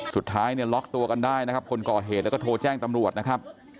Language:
Thai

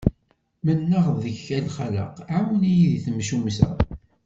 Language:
Kabyle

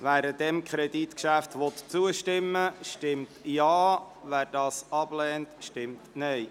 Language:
Swiss German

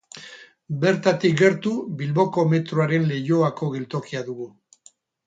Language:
Basque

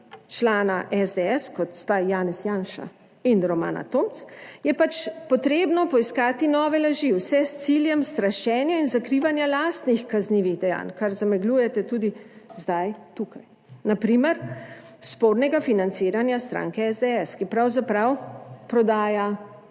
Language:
Slovenian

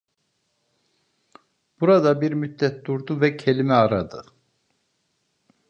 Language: Turkish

